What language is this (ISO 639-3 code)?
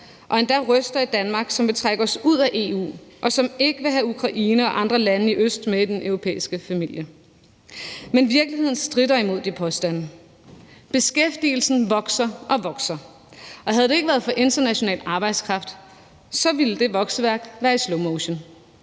dan